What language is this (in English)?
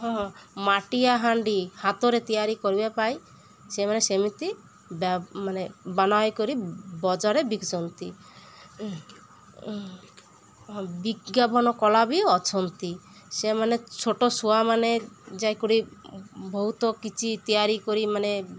Odia